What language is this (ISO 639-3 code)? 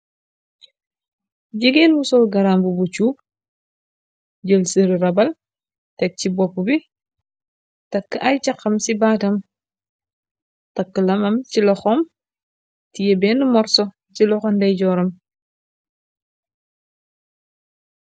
wol